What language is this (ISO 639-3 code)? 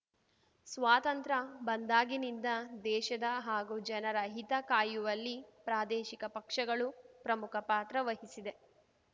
kan